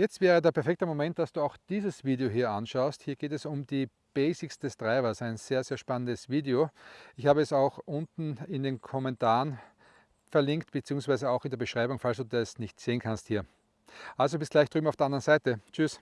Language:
German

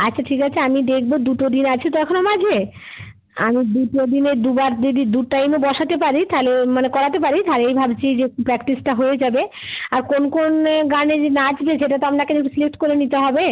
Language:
Bangla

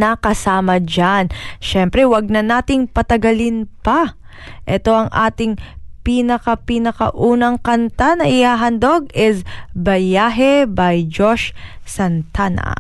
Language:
Filipino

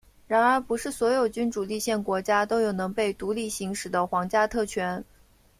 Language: Chinese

